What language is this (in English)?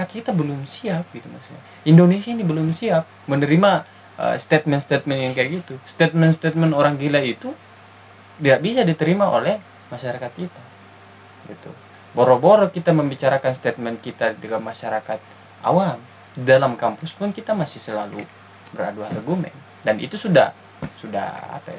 Indonesian